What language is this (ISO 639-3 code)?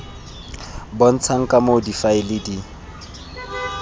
tsn